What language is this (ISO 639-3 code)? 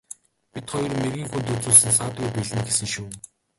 mon